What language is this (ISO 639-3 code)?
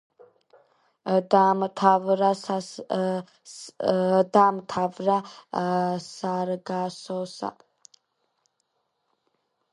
kat